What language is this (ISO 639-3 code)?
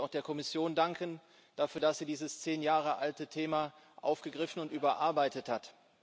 deu